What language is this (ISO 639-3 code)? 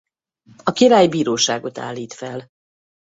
hun